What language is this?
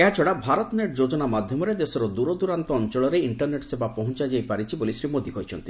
Odia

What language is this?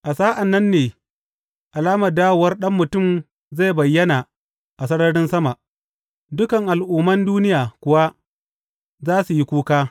Hausa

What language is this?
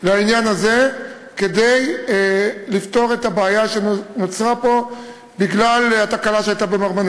Hebrew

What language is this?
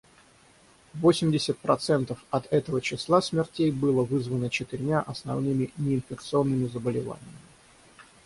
Russian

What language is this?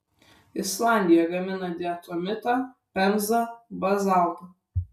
Lithuanian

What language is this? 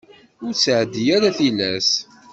Kabyle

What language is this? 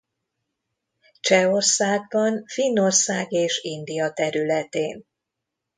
Hungarian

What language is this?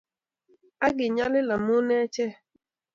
Kalenjin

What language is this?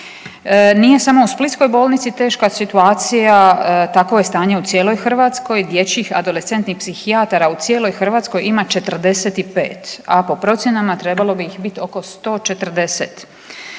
Croatian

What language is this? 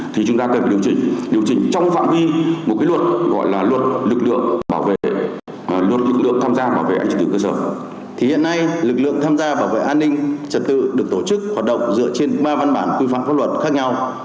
Vietnamese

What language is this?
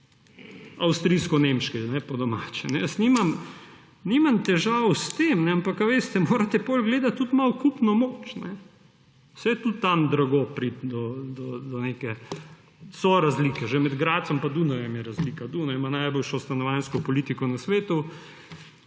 Slovenian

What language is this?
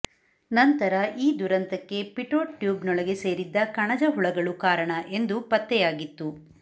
Kannada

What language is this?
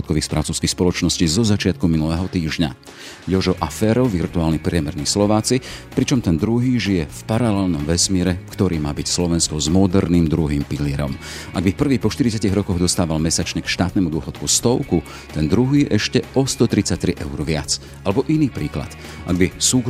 Slovak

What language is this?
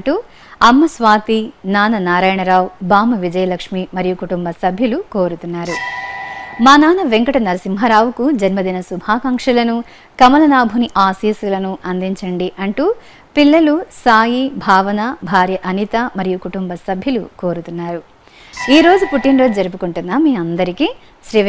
Telugu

